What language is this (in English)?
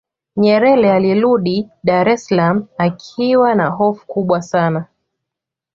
Swahili